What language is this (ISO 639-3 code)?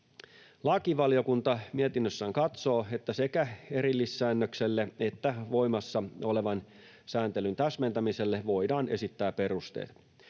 fin